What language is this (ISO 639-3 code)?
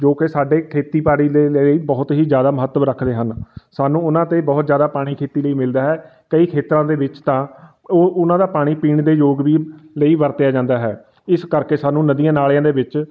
pan